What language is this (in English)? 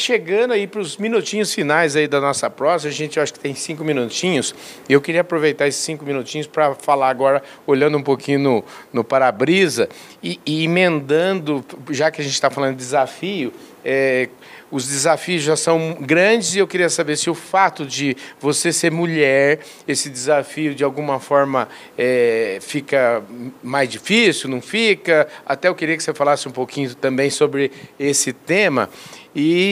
Portuguese